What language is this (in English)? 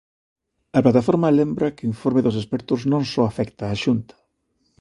Galician